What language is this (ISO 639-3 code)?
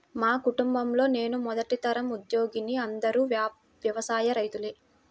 tel